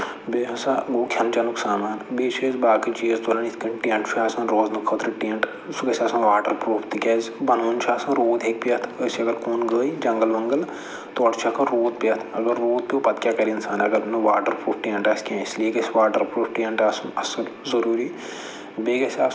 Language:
Kashmiri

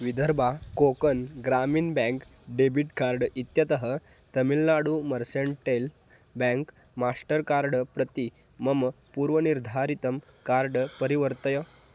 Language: Sanskrit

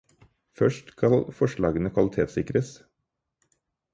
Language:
Norwegian Bokmål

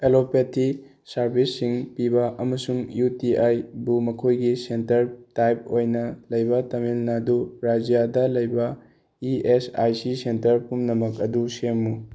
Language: Manipuri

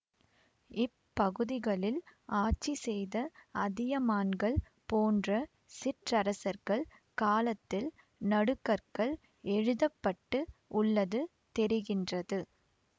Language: Tamil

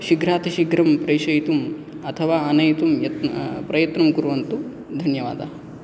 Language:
Sanskrit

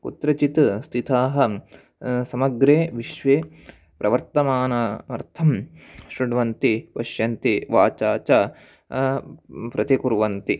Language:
Sanskrit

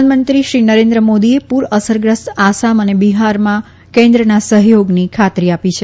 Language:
Gujarati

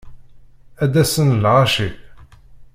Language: Kabyle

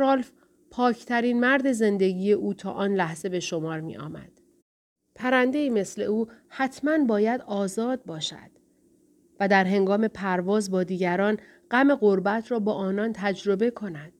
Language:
Persian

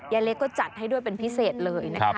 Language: Thai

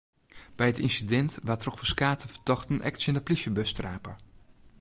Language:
Western Frisian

